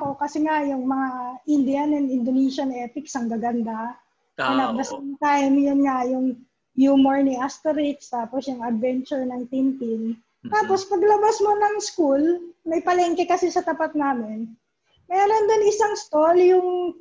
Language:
Filipino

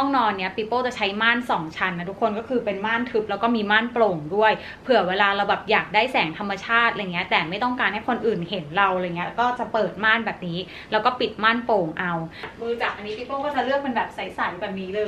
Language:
Thai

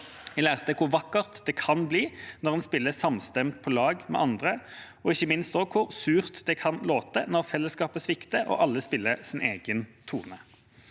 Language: Norwegian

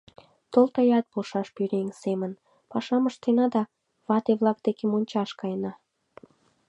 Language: Mari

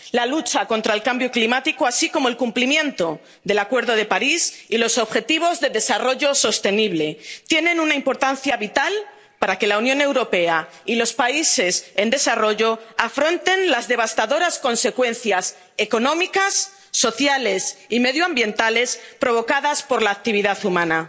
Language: Spanish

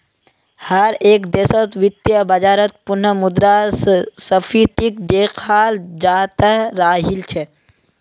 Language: Magahi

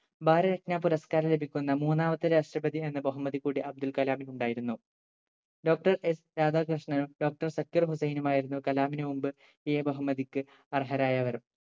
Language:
Malayalam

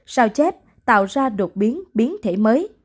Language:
Vietnamese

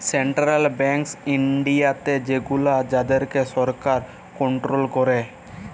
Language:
Bangla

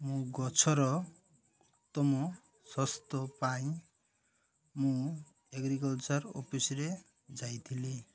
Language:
Odia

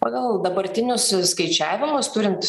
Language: Lithuanian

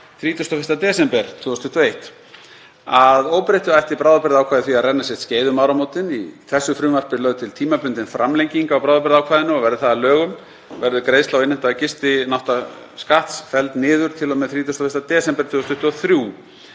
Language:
Icelandic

